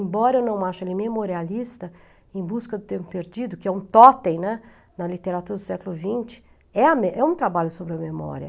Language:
Portuguese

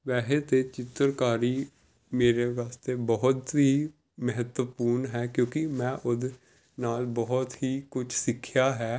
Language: Punjabi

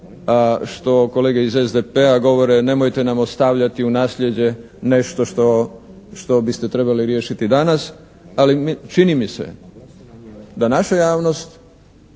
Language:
Croatian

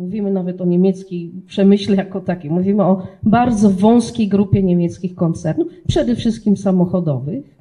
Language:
Polish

